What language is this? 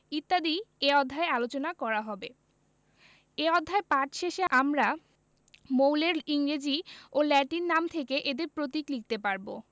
Bangla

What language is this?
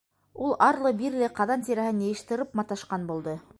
Bashkir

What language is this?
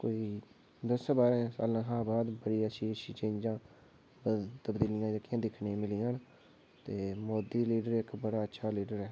Dogri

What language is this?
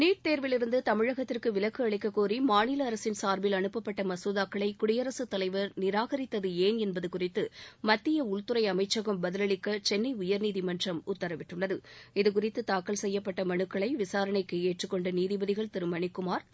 Tamil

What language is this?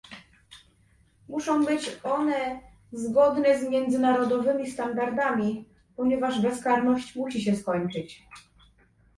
Polish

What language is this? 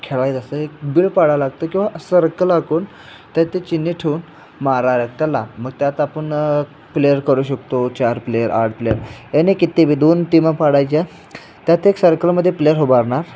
Marathi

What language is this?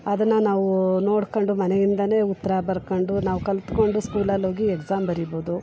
Kannada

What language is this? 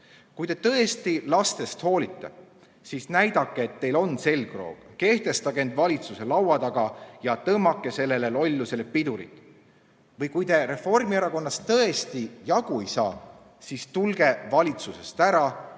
Estonian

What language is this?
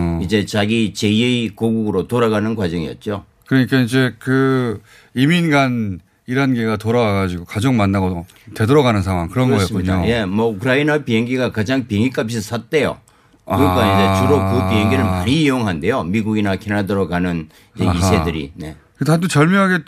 Korean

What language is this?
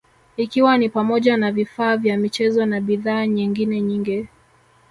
Swahili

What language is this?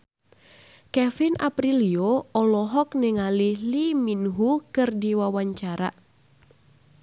Sundanese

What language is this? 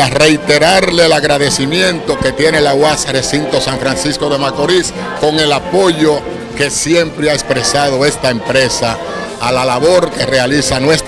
Spanish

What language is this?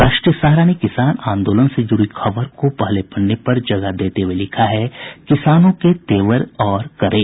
Hindi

